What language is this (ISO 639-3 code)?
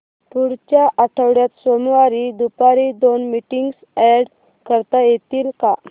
mar